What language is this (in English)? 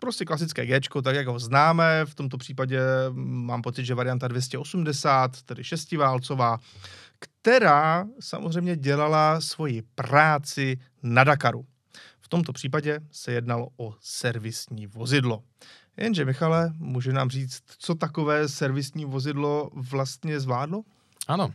Czech